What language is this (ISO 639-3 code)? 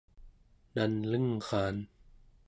esu